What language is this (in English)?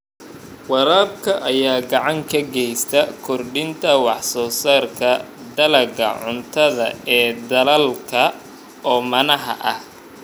Somali